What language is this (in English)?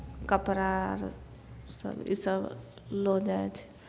Maithili